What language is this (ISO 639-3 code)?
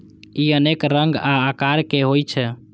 mai